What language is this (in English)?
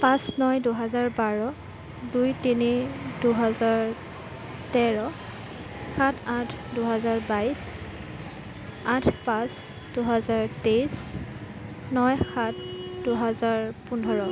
Assamese